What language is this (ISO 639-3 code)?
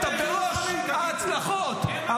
heb